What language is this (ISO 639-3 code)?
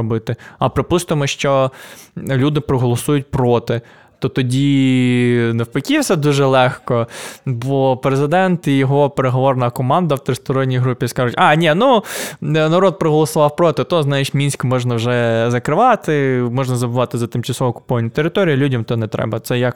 ukr